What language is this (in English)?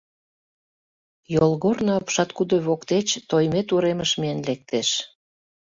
Mari